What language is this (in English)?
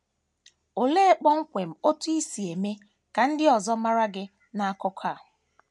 Igbo